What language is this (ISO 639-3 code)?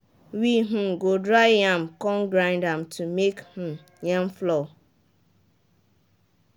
pcm